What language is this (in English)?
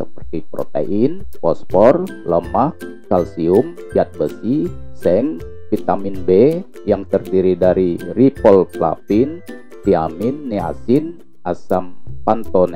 Indonesian